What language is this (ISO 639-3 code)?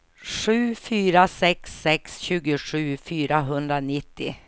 swe